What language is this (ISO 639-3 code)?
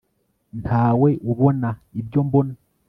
kin